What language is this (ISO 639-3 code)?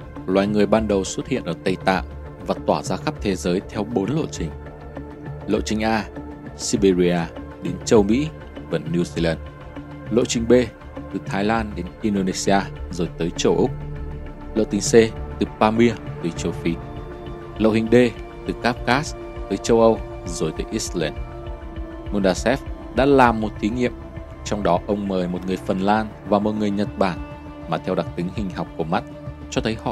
vie